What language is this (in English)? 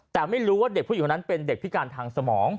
Thai